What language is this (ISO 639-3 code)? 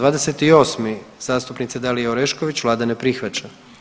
hrv